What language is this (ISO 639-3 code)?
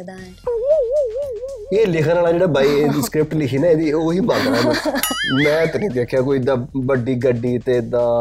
pan